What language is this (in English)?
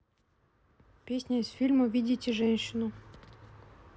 Russian